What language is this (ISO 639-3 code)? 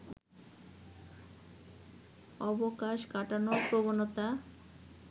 ben